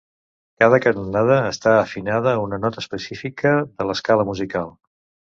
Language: Catalan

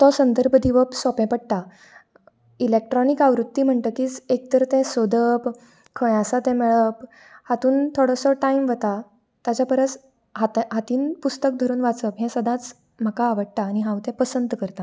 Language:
Konkani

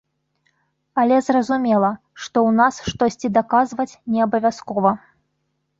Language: Belarusian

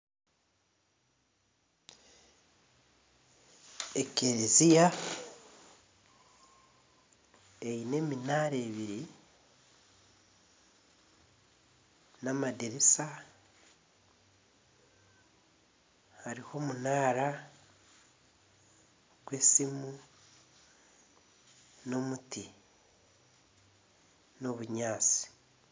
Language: Nyankole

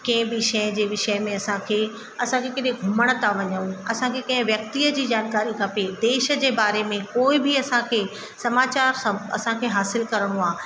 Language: Sindhi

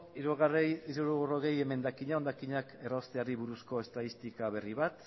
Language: Basque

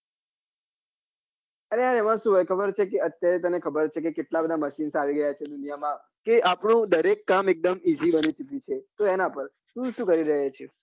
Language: Gujarati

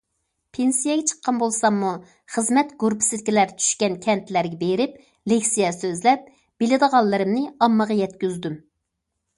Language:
Uyghur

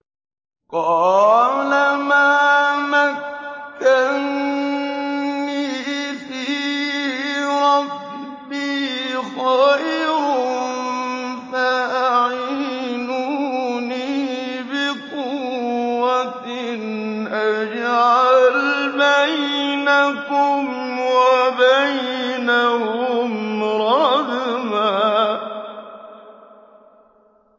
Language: Arabic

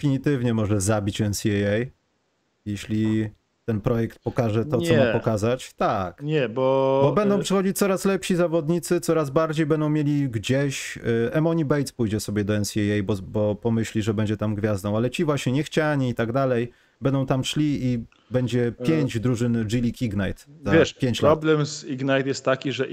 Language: Polish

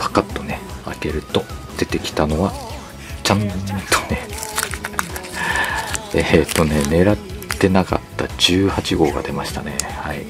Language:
Japanese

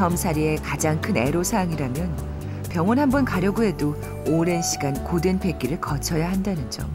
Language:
Korean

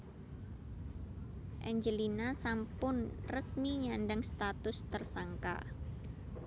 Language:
Javanese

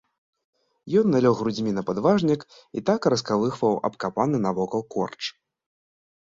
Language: Belarusian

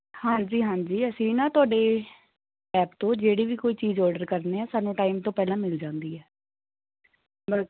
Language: Punjabi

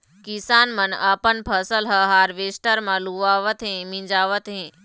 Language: Chhattisgarhi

